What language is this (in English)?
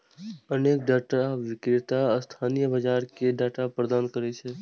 Maithili